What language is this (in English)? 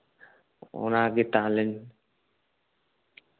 Santali